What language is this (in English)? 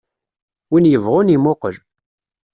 Kabyle